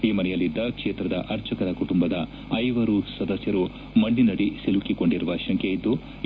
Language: Kannada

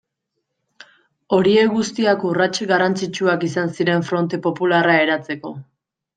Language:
Basque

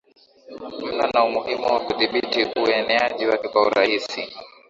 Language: Swahili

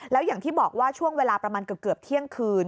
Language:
Thai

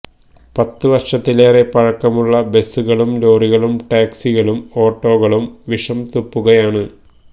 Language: Malayalam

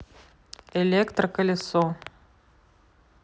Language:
Russian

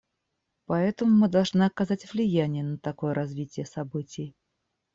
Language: Russian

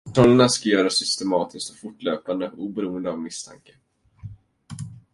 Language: Swedish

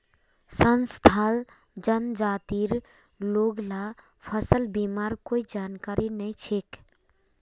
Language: Magahi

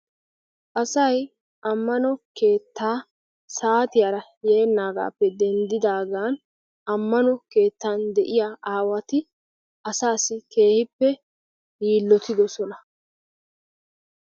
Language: Wolaytta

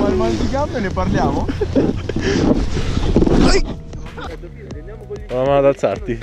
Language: Italian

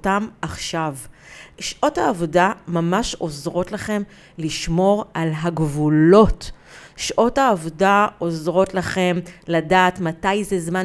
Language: Hebrew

